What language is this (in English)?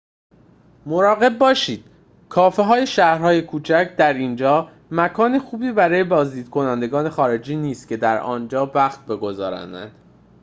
Persian